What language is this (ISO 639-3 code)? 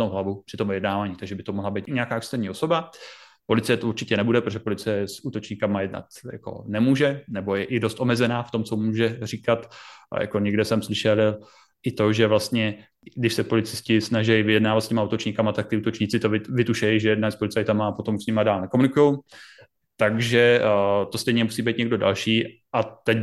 ces